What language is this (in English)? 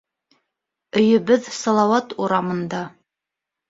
Bashkir